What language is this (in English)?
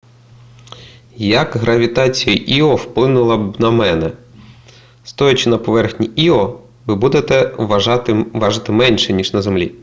Ukrainian